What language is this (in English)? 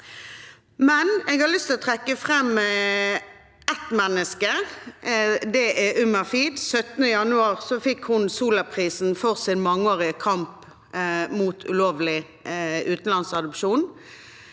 Norwegian